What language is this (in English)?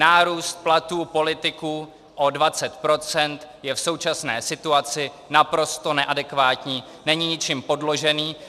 Czech